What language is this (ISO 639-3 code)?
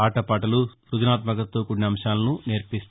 tel